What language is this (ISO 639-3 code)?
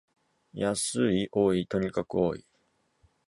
jpn